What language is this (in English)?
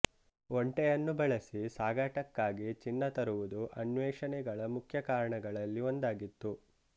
Kannada